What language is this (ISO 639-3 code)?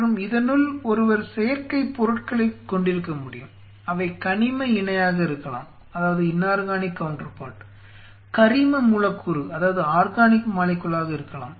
tam